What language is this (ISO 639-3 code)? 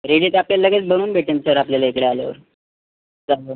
mar